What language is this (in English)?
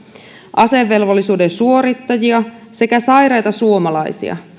Finnish